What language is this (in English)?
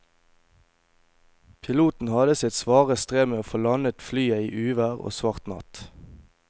Norwegian